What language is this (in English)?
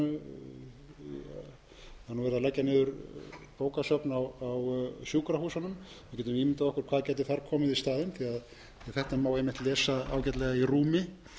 Icelandic